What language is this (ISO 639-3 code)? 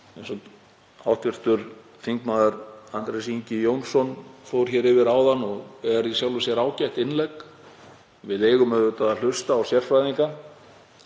isl